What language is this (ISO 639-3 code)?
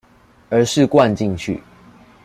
zho